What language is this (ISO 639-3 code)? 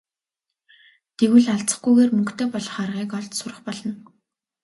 mon